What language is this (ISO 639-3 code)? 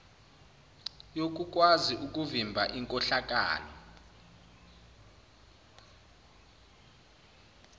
zul